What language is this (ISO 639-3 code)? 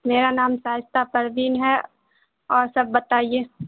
urd